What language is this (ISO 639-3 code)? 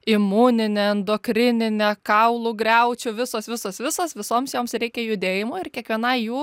lit